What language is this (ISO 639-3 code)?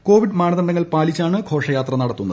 mal